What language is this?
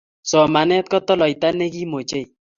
Kalenjin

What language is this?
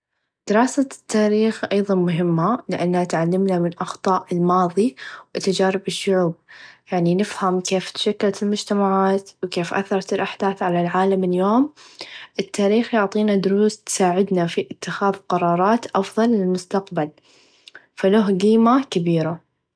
Najdi Arabic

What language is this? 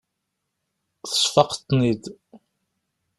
Kabyle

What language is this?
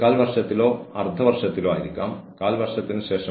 Malayalam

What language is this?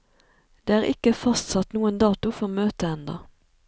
Norwegian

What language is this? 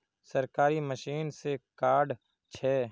Magahi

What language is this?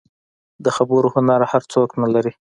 Pashto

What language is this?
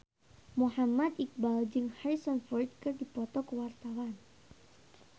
Sundanese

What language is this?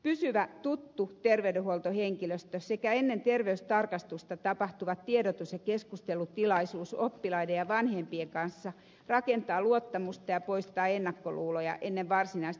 Finnish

